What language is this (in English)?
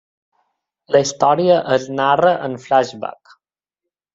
Catalan